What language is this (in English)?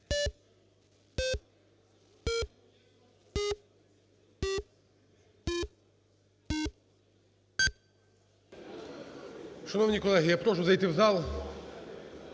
Ukrainian